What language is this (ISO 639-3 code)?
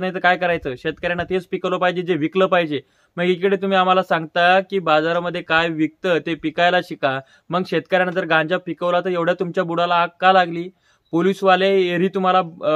mar